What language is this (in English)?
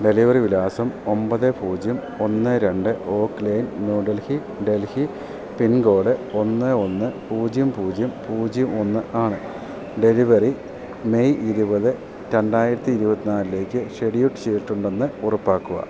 Malayalam